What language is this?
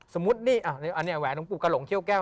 Thai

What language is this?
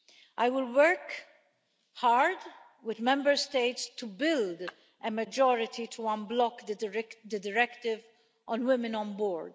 English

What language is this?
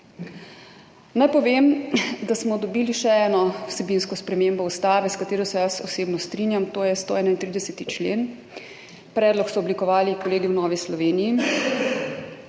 Slovenian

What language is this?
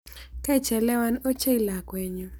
Kalenjin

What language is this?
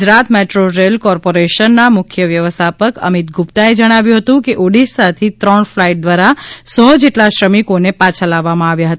Gujarati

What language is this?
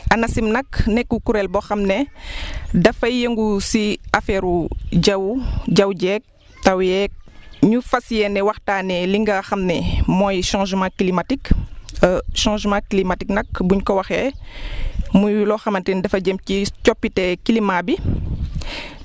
Wolof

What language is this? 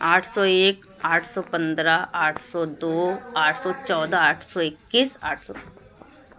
Urdu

